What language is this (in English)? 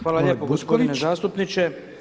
Croatian